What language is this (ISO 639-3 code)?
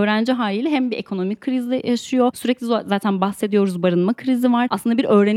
tur